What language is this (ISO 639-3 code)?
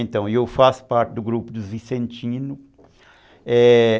por